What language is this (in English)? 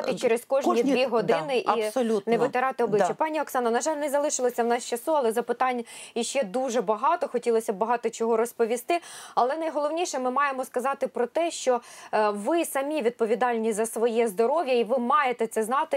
Ukrainian